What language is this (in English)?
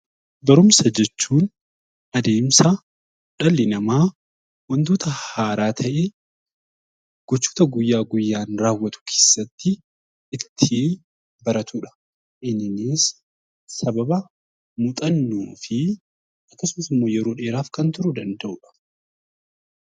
Oromo